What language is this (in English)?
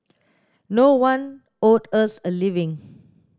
English